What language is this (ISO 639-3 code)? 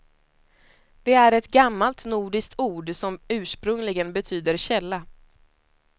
swe